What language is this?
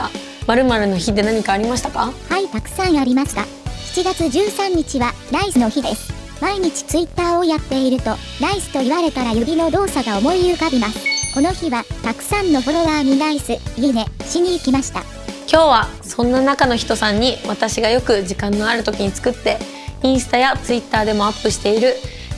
Japanese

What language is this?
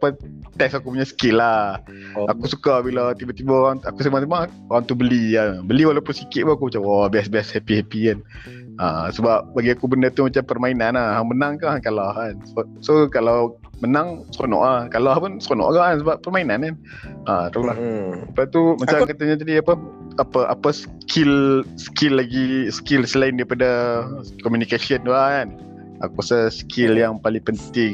Malay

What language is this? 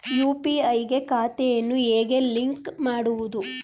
Kannada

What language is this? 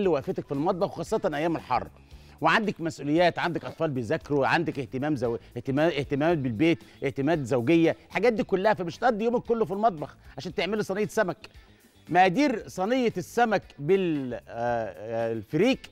Arabic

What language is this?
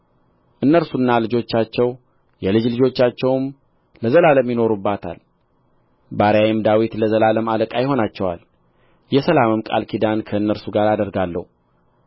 Amharic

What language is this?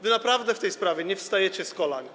Polish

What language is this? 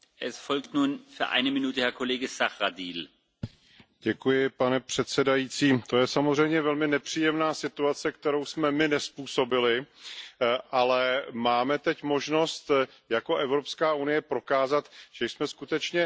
Czech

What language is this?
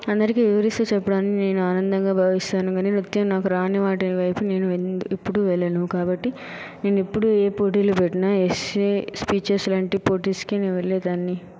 Telugu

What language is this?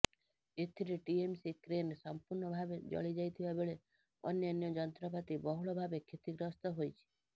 Odia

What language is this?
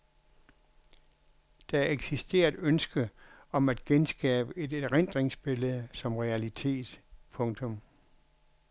Danish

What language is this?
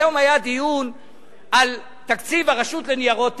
Hebrew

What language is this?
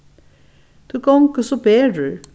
Faroese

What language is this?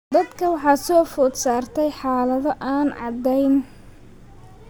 Somali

